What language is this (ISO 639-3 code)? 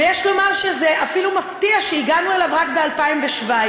heb